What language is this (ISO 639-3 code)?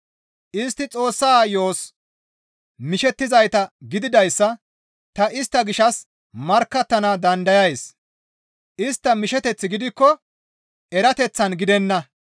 gmv